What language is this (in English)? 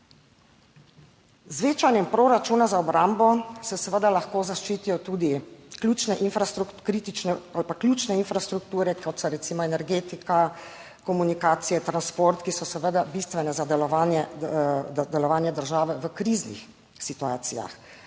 Slovenian